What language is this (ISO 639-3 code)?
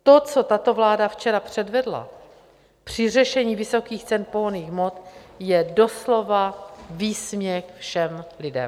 ces